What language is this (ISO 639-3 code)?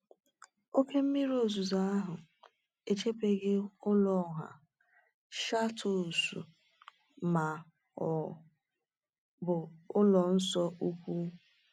ibo